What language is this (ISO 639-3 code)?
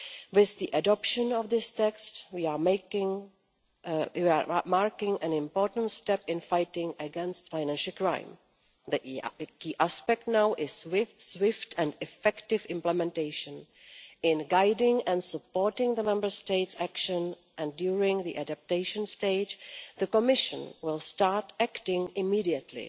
eng